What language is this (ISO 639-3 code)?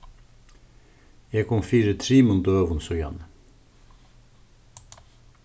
fao